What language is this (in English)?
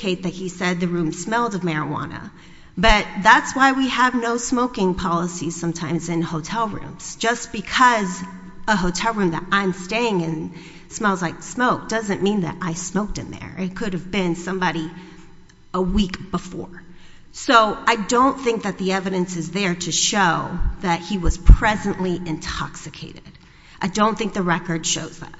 English